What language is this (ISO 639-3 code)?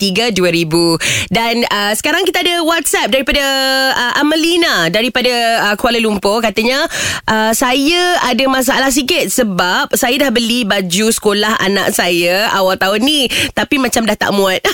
msa